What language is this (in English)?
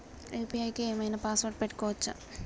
Telugu